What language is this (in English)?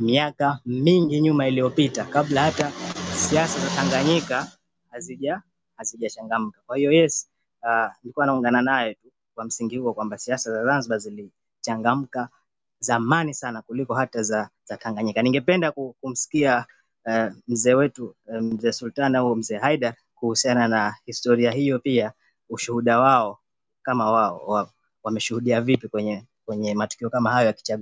Swahili